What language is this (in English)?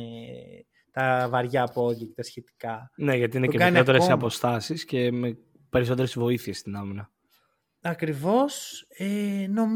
Greek